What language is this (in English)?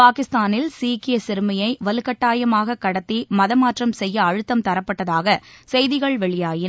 Tamil